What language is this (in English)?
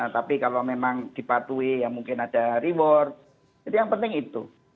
Indonesian